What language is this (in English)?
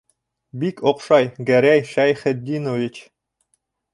Bashkir